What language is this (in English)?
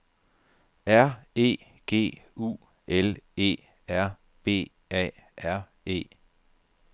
Danish